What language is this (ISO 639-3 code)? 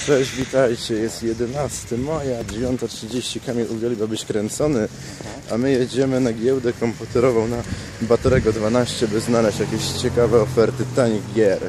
pol